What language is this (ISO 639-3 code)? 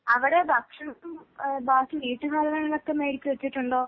mal